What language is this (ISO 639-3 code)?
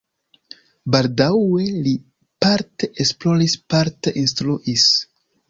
epo